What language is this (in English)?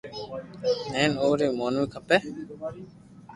Loarki